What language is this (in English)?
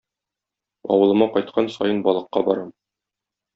Tatar